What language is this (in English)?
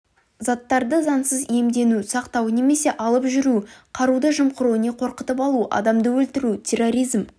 Kazakh